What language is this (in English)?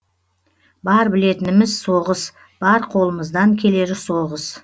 Kazakh